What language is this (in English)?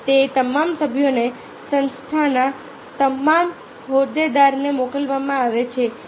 Gujarati